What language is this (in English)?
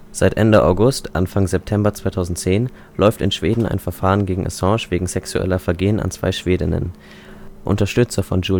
German